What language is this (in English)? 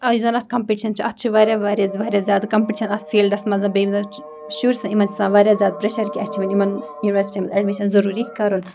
Kashmiri